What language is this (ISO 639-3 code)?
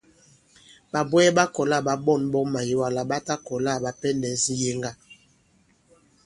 abb